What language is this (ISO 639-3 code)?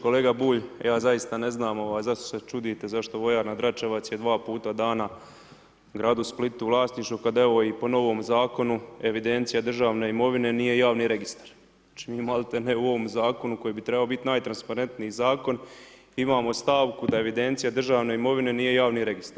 hrv